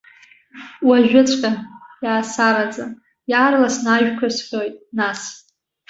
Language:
Abkhazian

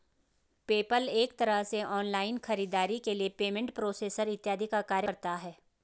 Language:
Hindi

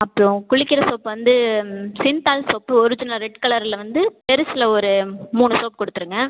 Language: Tamil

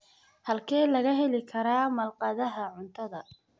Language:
Somali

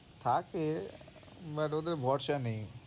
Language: Bangla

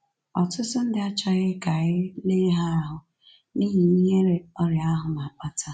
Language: Igbo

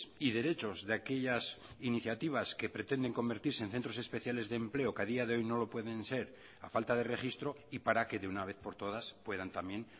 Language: Spanish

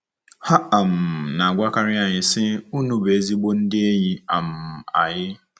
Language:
Igbo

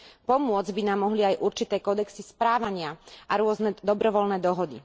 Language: Slovak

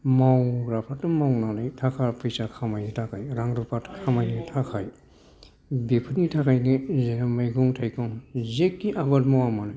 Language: Bodo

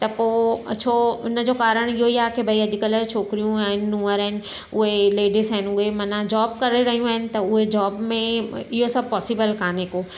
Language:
Sindhi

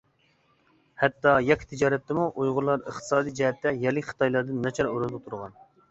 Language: Uyghur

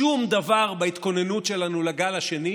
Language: Hebrew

